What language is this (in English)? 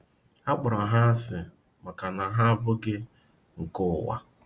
Igbo